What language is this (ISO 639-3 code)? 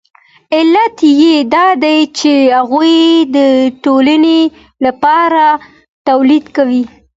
pus